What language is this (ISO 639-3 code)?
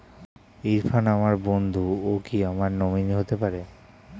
ben